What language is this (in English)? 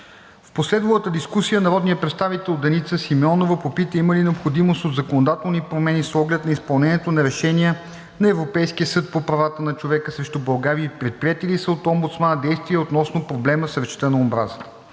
Bulgarian